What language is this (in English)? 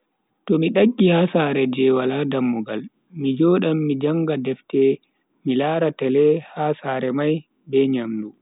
Bagirmi Fulfulde